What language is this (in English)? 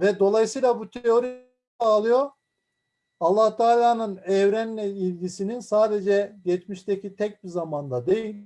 Turkish